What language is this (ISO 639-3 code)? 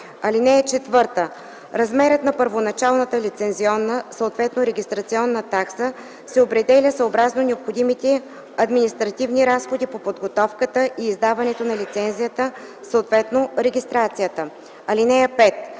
bul